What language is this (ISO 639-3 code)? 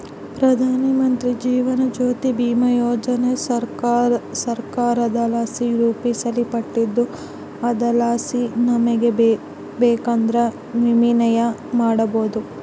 kan